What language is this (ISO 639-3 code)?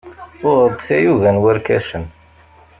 kab